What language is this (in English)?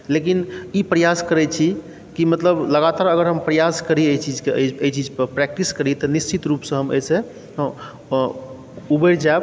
Maithili